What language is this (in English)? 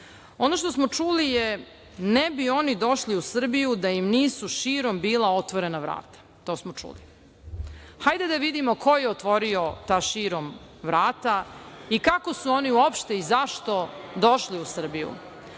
Serbian